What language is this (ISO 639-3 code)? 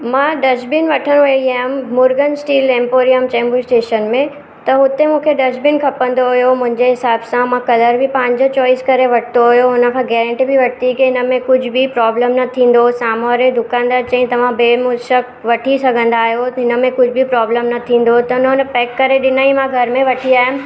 snd